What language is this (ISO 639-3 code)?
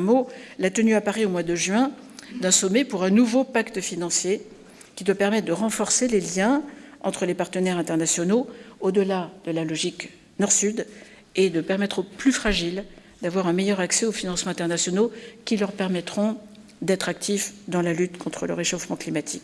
fra